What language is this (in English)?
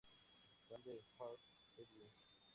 Spanish